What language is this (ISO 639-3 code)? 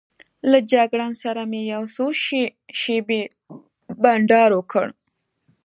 pus